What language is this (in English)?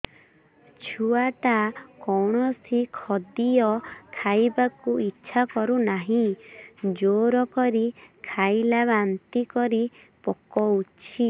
Odia